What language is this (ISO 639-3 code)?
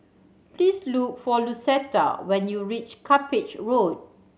eng